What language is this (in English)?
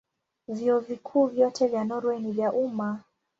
Swahili